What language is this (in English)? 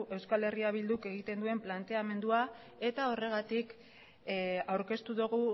Basque